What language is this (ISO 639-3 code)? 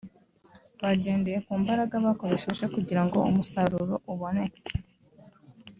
kin